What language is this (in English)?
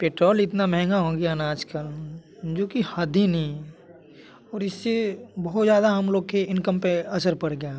Hindi